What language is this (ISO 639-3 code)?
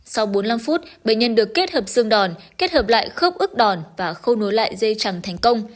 vie